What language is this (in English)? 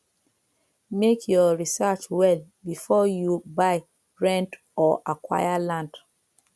Nigerian Pidgin